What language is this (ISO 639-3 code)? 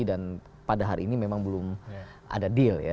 ind